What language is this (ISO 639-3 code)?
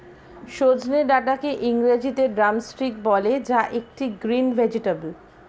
ben